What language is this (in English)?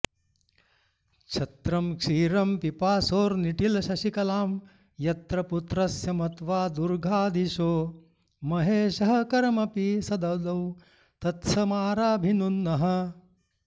Sanskrit